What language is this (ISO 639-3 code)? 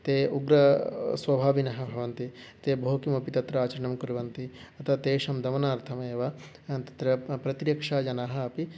san